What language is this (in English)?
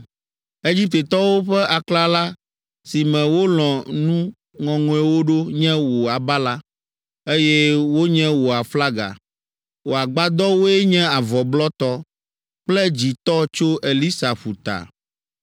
Ewe